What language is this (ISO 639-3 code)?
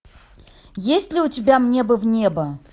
rus